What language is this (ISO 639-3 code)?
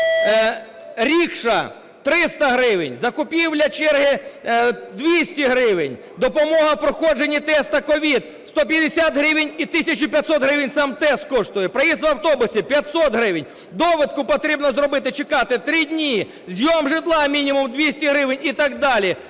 ukr